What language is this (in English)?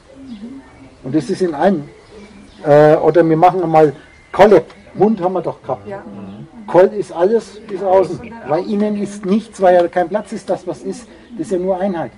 German